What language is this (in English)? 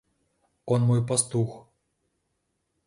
Russian